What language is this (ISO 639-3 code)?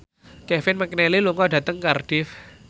jav